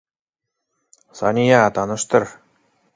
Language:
Bashkir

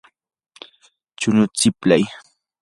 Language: Yanahuanca Pasco Quechua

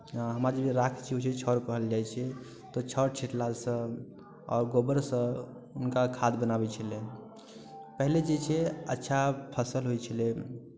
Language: Maithili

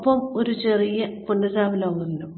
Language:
Malayalam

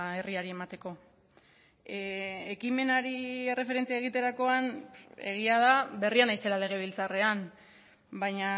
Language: Basque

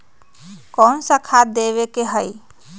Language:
Magahi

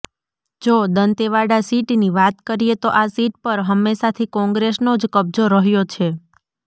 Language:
Gujarati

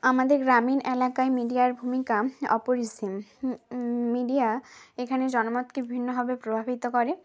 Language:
Bangla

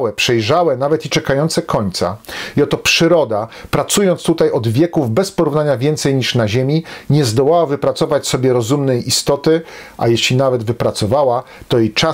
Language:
Polish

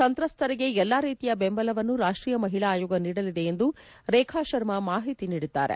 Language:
Kannada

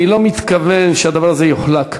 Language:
Hebrew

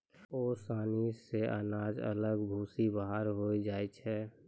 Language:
Maithili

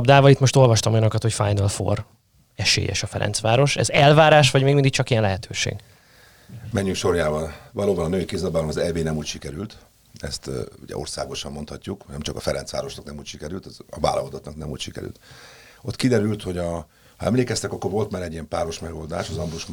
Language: Hungarian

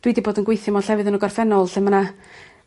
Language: Welsh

